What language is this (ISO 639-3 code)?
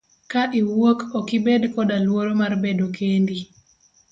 luo